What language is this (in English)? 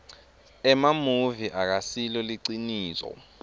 Swati